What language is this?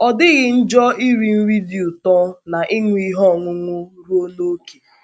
Igbo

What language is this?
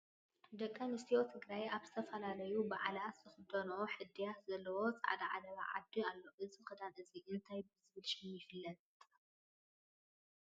Tigrinya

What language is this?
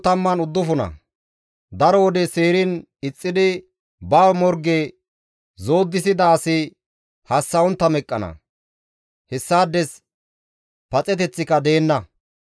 Gamo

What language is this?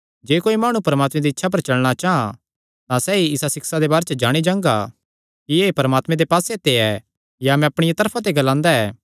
Kangri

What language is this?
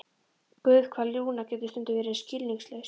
Icelandic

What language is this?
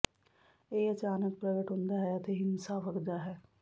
Punjabi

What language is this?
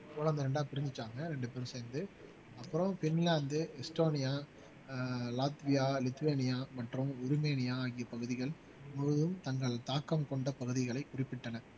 Tamil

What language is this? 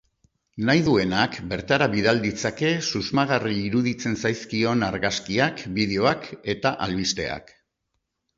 Basque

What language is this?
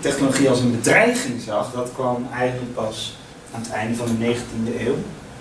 Dutch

